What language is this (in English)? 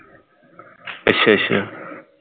Punjabi